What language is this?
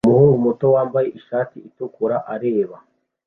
Kinyarwanda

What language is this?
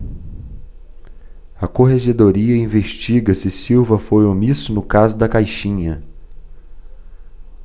Portuguese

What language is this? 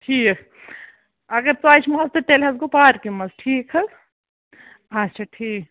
Kashmiri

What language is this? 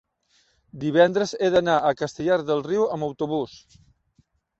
Catalan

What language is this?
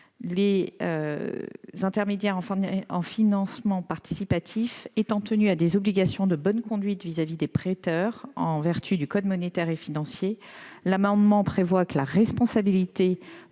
French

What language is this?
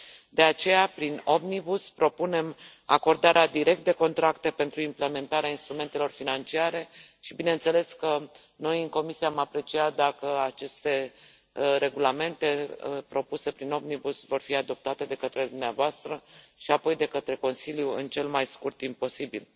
Romanian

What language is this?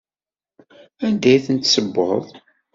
Kabyle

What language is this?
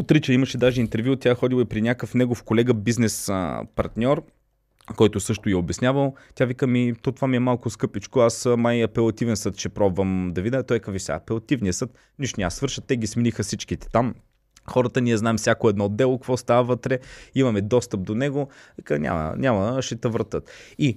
Bulgarian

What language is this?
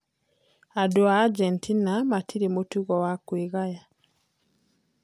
Kikuyu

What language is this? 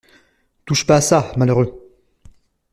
French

